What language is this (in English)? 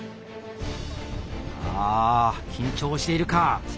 Japanese